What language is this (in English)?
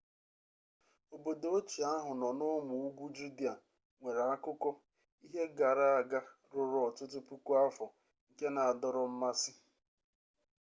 Igbo